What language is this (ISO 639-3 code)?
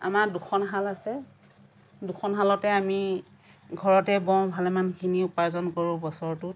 asm